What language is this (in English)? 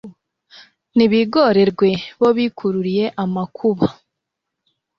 Kinyarwanda